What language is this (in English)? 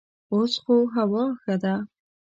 Pashto